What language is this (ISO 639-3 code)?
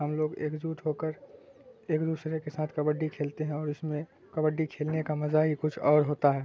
urd